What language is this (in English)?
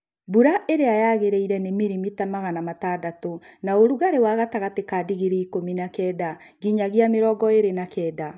Kikuyu